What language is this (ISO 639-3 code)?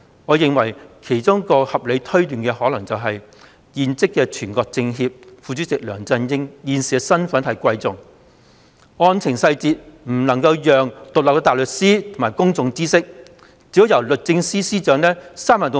yue